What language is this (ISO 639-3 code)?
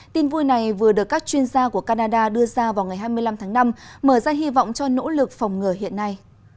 vie